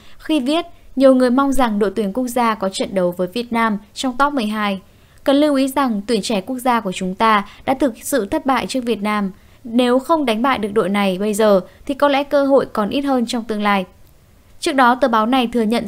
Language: Vietnamese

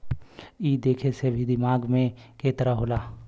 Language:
Bhojpuri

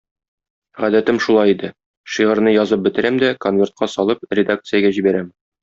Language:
Tatar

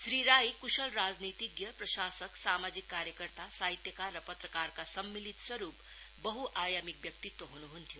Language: Nepali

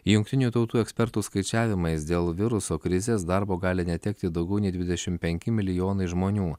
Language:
Lithuanian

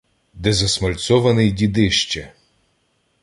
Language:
Ukrainian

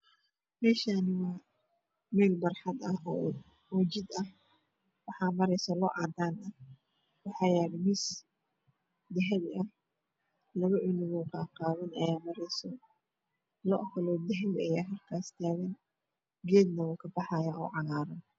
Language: Somali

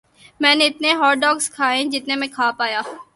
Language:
Urdu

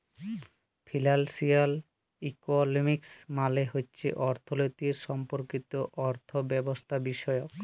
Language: Bangla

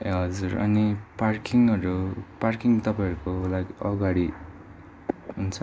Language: Nepali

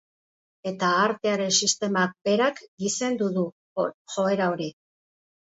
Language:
Basque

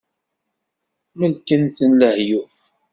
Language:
Kabyle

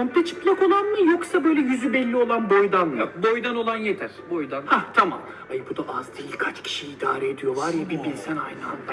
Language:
Turkish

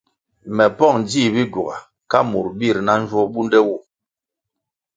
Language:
Kwasio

